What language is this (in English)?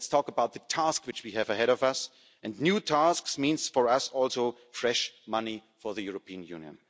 English